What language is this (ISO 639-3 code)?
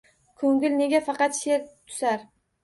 uzb